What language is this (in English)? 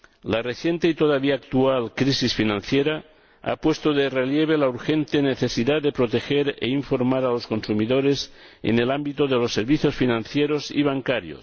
Spanish